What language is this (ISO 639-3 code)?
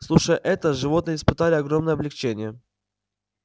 rus